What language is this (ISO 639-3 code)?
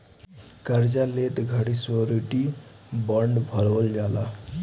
bho